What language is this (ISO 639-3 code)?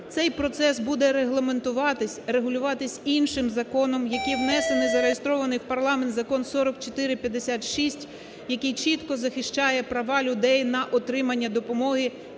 ukr